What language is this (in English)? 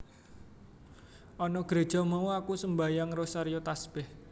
Javanese